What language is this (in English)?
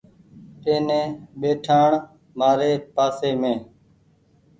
Goaria